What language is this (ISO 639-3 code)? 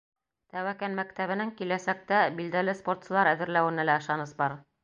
bak